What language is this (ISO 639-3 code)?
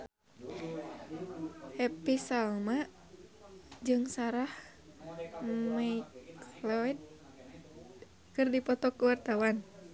sun